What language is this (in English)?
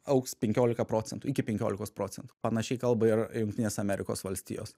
Lithuanian